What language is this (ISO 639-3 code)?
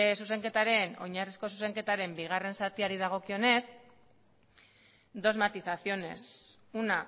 eus